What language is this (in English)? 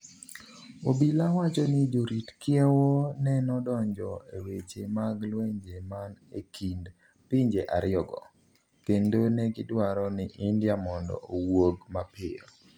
Luo (Kenya and Tanzania)